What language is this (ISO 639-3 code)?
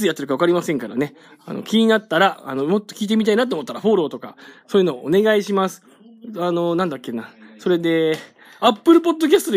jpn